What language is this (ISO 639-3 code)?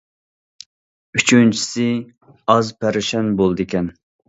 uig